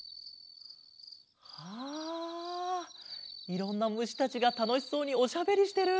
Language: Japanese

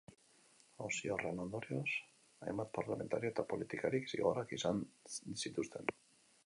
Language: Basque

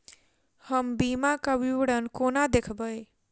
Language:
Maithili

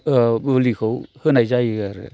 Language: Bodo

